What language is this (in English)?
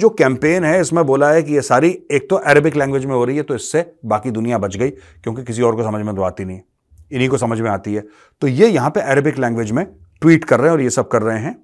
Hindi